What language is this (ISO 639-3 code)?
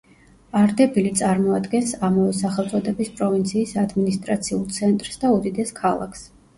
kat